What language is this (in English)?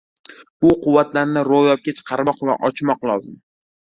Uzbek